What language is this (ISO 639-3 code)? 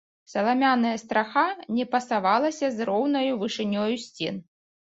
bel